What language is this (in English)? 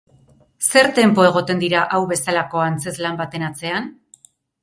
Basque